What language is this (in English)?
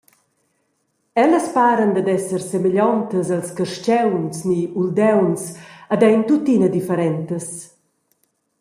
Romansh